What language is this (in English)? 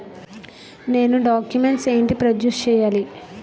Telugu